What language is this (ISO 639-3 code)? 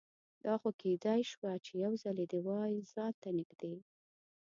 pus